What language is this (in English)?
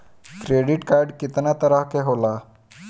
Bhojpuri